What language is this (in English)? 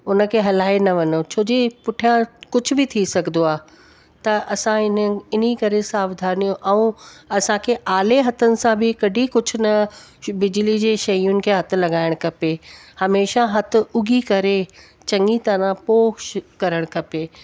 Sindhi